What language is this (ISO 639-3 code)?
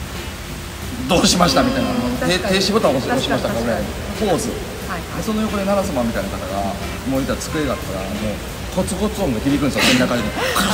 jpn